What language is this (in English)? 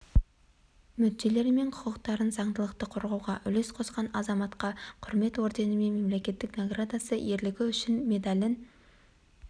Kazakh